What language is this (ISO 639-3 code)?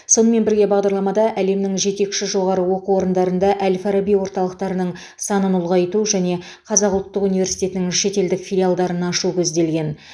kaz